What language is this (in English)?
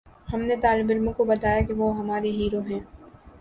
Urdu